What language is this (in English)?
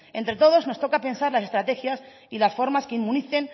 Spanish